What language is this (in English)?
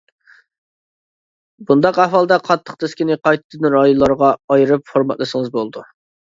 Uyghur